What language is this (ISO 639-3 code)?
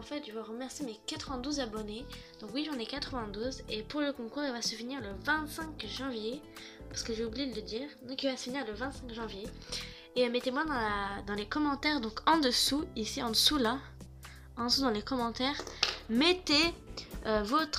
fra